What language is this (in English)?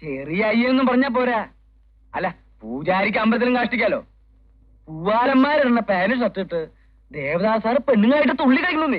Arabic